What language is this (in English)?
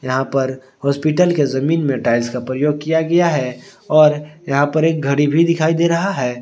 Hindi